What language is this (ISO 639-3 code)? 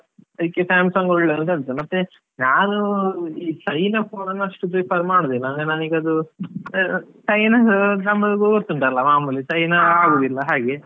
kan